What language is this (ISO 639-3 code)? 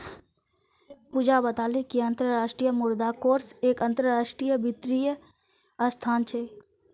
mag